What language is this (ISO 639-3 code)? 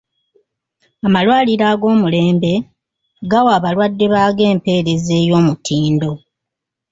lug